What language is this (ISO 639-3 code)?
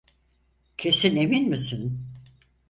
tur